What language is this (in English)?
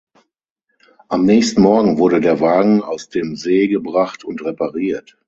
German